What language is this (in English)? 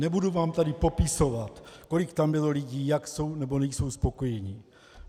Czech